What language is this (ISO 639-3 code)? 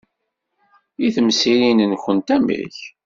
kab